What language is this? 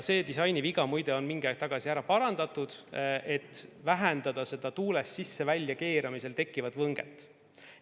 Estonian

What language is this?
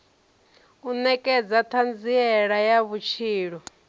Venda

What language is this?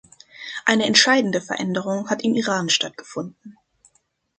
German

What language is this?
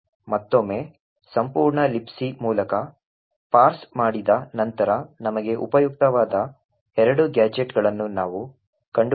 Kannada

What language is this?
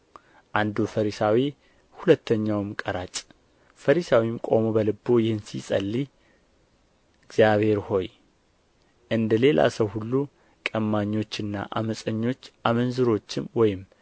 Amharic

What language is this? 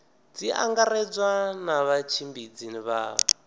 Venda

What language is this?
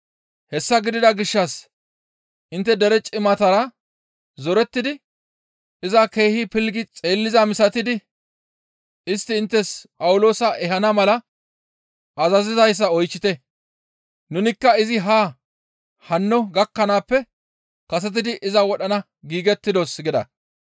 Gamo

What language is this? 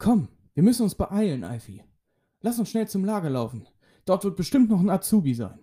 German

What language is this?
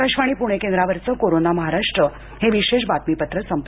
Marathi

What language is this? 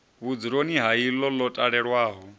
Venda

